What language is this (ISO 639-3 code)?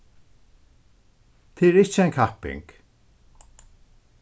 fao